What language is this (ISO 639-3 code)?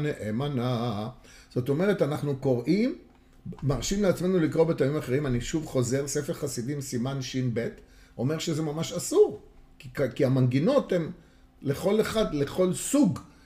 heb